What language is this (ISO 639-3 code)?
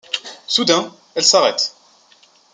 fra